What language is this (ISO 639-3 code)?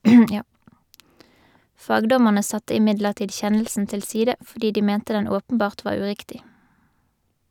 nor